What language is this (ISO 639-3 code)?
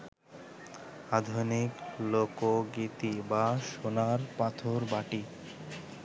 ben